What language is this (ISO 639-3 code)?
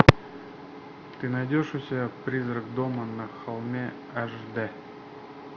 rus